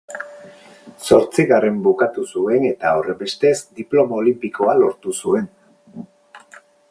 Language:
Basque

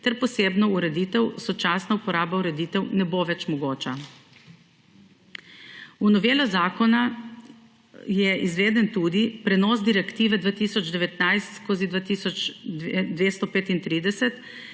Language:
Slovenian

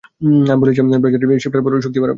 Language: Bangla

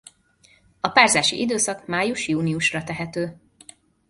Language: Hungarian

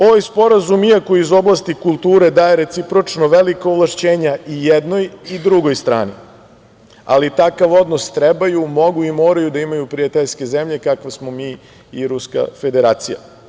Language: Serbian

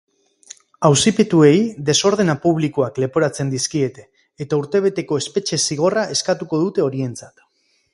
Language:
Basque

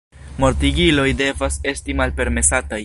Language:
Esperanto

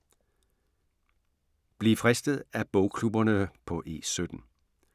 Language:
Danish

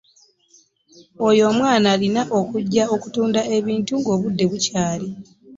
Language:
Ganda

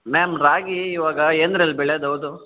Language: Kannada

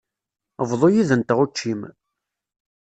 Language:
Kabyle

